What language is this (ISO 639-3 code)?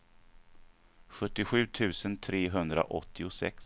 swe